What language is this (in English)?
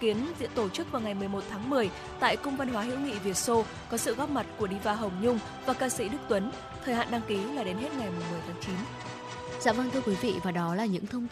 Vietnamese